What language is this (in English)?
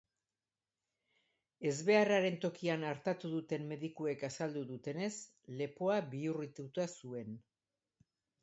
Basque